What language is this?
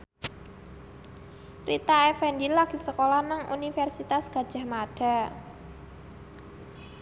Javanese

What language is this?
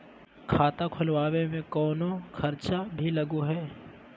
Magahi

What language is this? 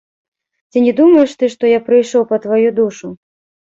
Belarusian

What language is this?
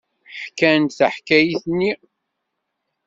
Kabyle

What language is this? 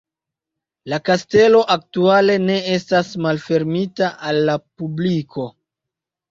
Esperanto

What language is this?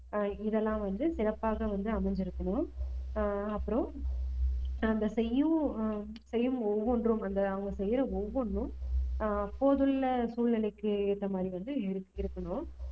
Tamil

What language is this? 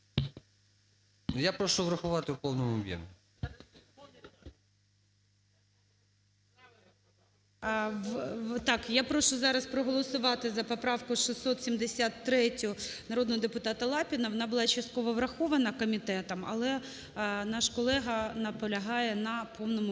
Ukrainian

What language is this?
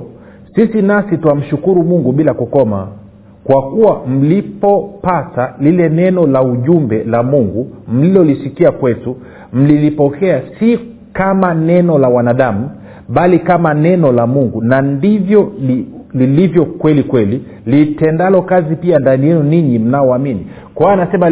Swahili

